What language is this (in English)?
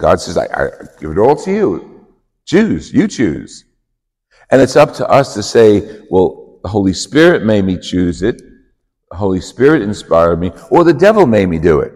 English